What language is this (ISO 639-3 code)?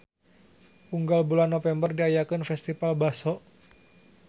sun